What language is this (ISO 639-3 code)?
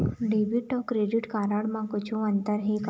hne